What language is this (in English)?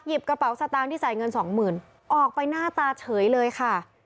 Thai